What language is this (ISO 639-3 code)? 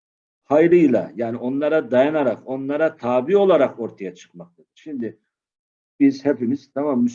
tur